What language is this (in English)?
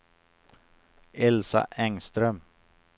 Swedish